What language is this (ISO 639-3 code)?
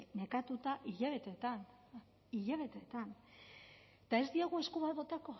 eus